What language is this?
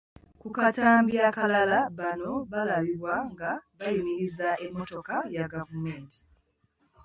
Ganda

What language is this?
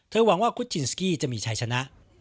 Thai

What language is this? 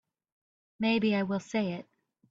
English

